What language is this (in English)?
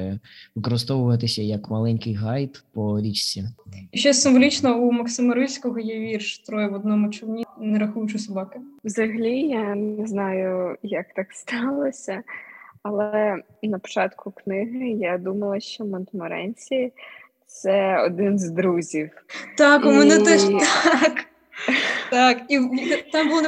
Ukrainian